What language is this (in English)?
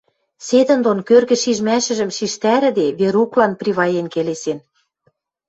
Western Mari